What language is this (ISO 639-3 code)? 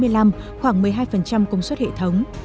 vie